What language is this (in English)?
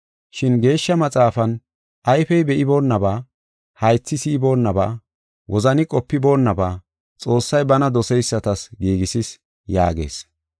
Gofa